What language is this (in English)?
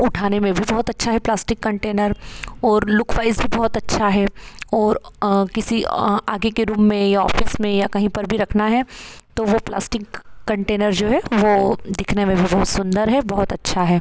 Hindi